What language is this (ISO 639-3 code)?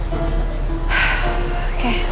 ind